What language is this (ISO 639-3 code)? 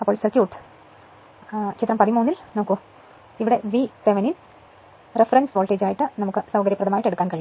mal